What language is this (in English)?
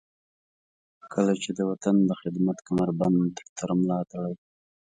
Pashto